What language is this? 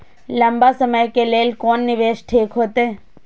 Maithili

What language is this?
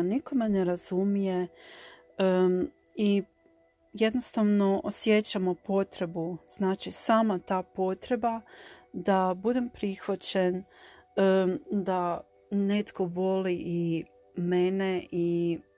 Croatian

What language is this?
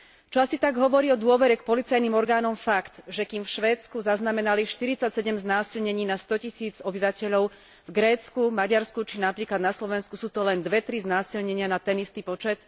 Slovak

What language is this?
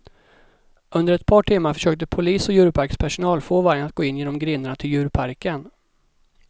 Swedish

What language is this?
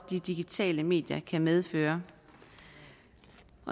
Danish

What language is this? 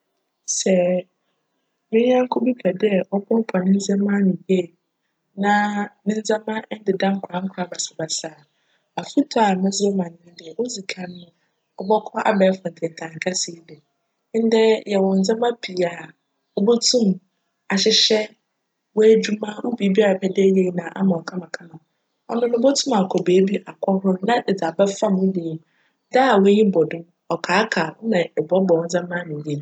Akan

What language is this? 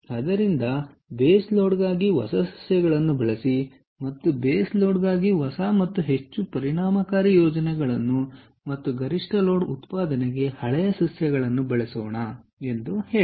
Kannada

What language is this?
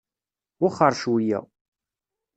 Kabyle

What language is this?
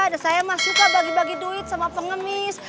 Indonesian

